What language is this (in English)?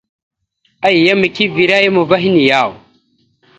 Mada (Cameroon)